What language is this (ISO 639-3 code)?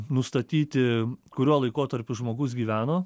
lit